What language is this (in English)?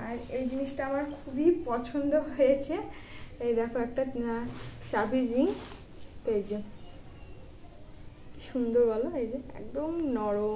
Romanian